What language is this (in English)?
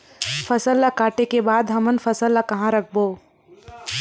Chhattisgarhi